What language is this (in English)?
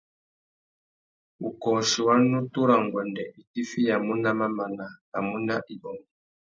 Tuki